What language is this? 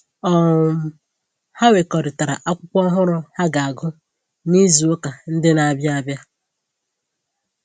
Igbo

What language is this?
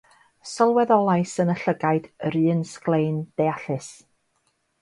Welsh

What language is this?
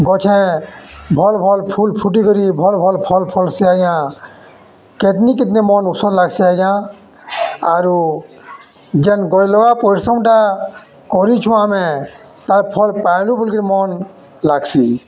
Odia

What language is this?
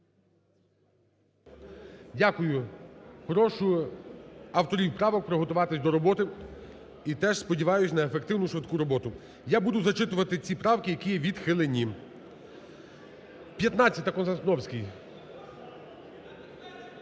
Ukrainian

